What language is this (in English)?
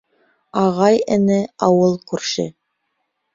Bashkir